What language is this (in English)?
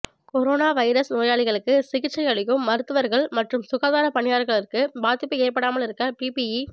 Tamil